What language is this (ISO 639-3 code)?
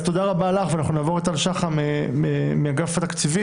heb